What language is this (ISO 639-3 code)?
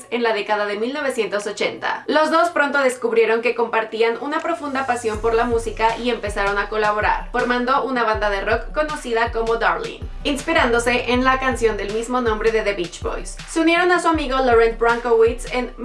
spa